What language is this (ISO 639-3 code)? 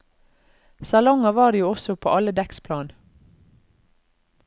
nor